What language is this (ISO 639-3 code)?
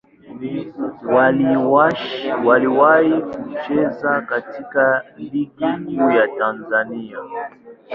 swa